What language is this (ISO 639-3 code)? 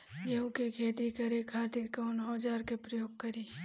bho